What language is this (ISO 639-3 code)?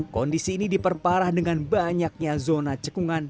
ind